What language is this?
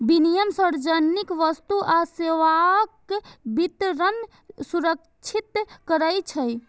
Maithili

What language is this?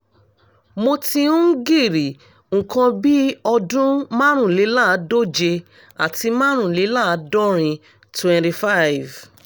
Yoruba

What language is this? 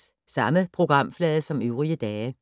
Danish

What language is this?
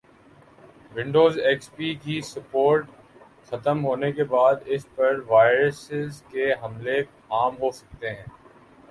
Urdu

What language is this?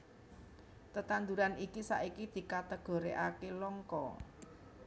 Javanese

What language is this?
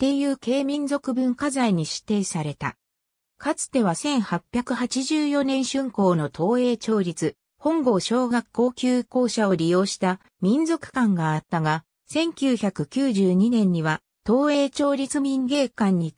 Japanese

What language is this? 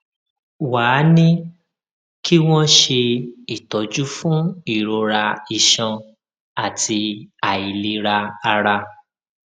Yoruba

